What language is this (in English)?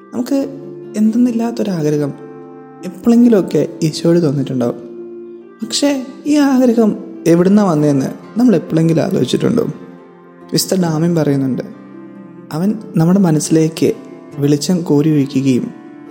Malayalam